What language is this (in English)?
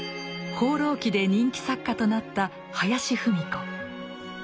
Japanese